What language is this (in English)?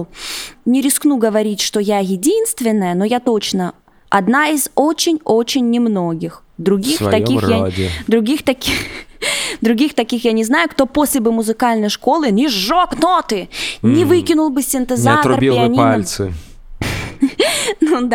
Russian